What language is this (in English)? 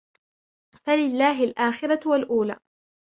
Arabic